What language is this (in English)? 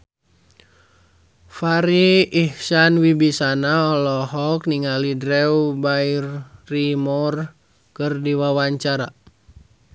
Sundanese